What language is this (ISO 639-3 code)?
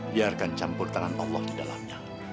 ind